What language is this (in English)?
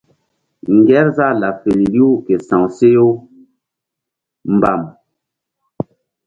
Mbum